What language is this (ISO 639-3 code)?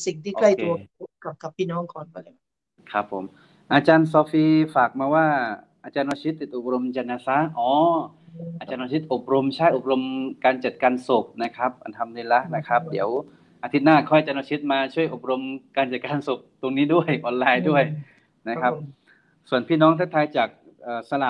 tha